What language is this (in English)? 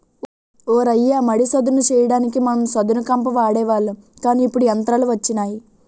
Telugu